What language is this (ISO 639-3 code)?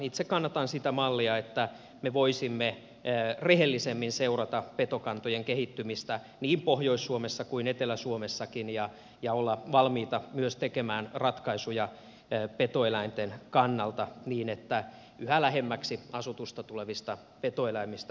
fin